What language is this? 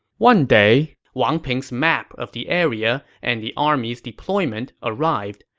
English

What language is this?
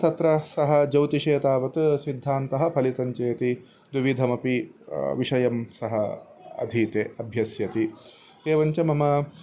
Sanskrit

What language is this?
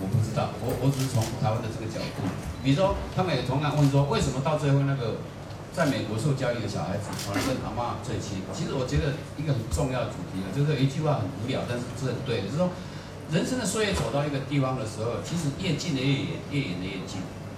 Chinese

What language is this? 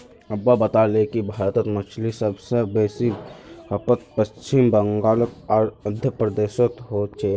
Magahi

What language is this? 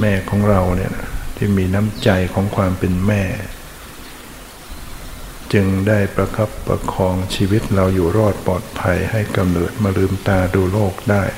Thai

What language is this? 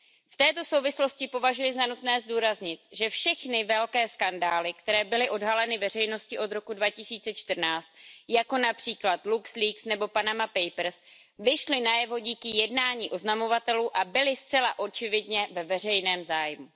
Czech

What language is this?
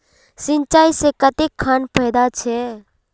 Magahi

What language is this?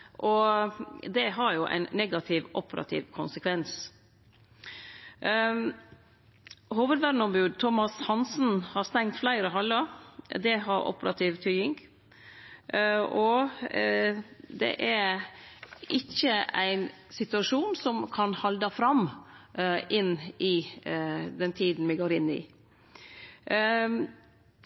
Norwegian Nynorsk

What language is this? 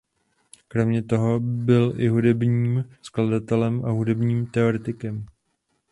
Czech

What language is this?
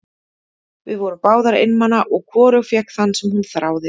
Icelandic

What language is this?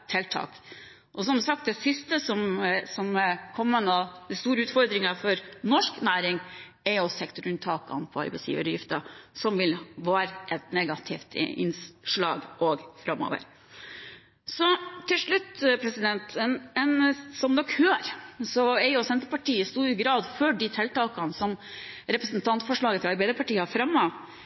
Norwegian Bokmål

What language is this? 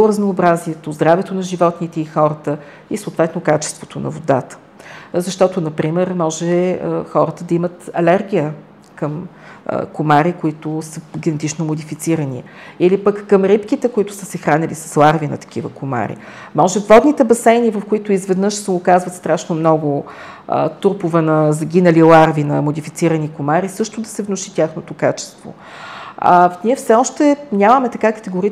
Bulgarian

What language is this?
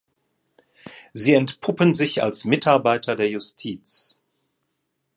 German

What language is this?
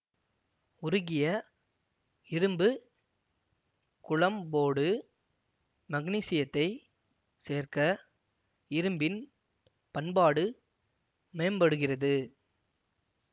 Tamil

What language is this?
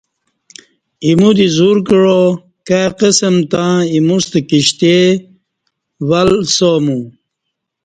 Kati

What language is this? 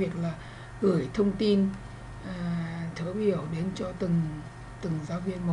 Vietnamese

